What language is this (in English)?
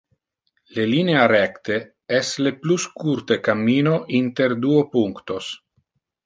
Interlingua